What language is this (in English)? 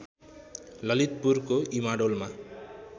Nepali